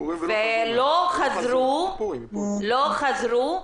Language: Hebrew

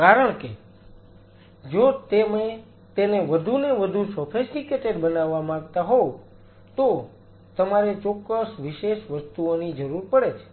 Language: Gujarati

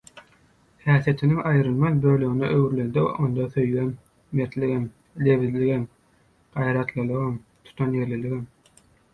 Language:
Turkmen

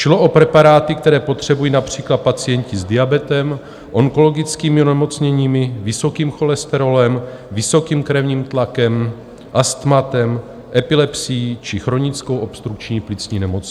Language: Czech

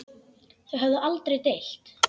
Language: Icelandic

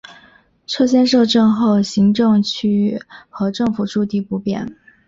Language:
Chinese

